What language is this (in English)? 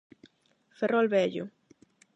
Galician